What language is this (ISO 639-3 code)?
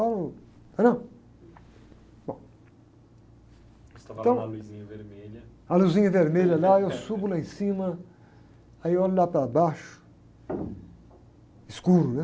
por